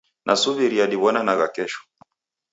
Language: Taita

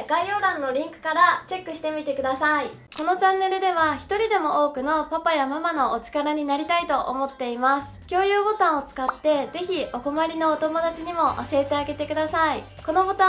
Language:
Japanese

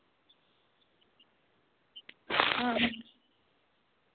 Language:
Dogri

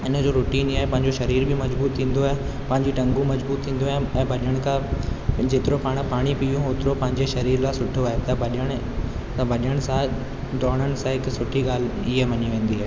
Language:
Sindhi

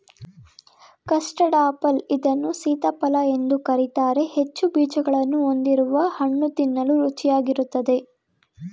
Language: Kannada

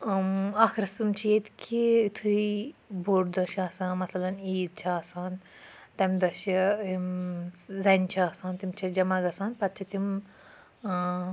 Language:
Kashmiri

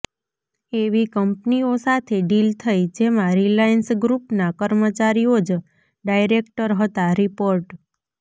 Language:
Gujarati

